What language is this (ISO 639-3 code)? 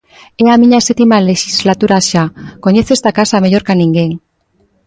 glg